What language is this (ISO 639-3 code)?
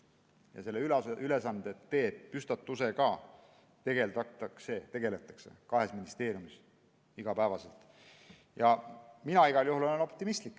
est